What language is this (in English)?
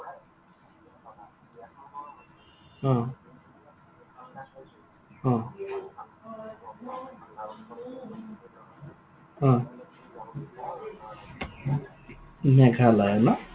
Assamese